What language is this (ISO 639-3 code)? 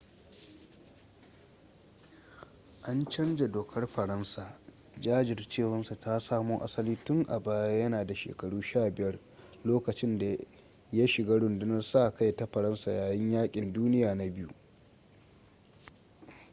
hau